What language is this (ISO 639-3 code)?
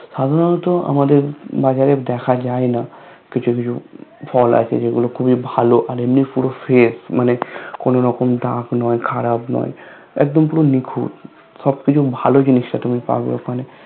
ben